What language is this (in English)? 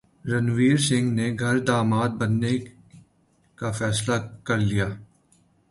Urdu